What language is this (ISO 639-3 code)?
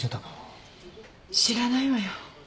jpn